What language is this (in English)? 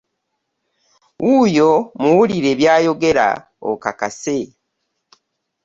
Ganda